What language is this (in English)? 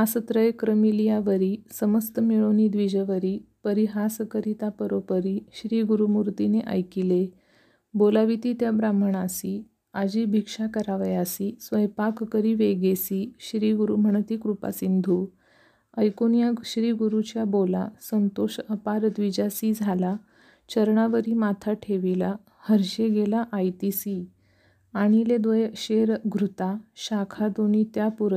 Marathi